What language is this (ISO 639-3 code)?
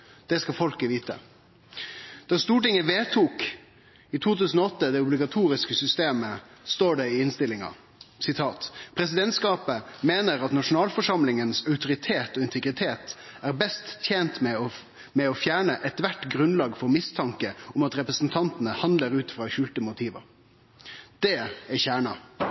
nno